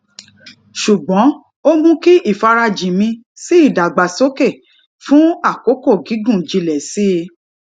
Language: Yoruba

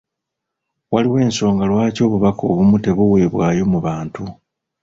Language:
Ganda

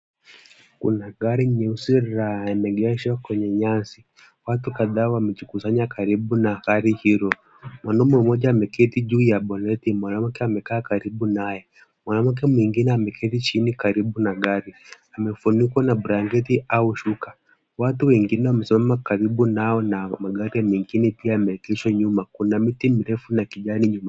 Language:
Swahili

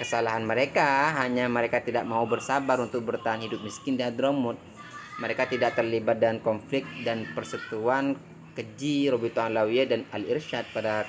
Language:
Indonesian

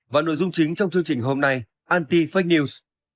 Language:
Vietnamese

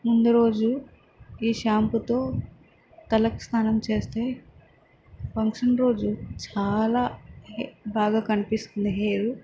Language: Telugu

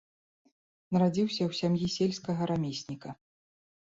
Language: Belarusian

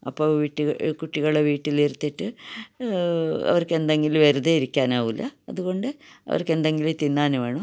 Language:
Malayalam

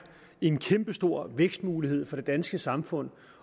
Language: Danish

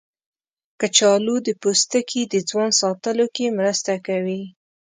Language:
Pashto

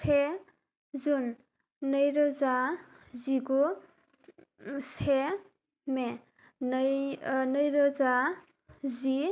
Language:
Bodo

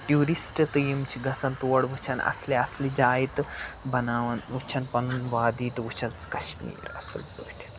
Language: Kashmiri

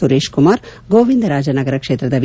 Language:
Kannada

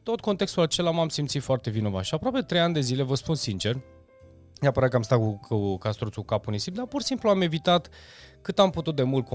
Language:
Romanian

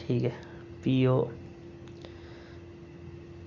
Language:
Dogri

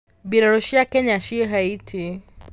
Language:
Kikuyu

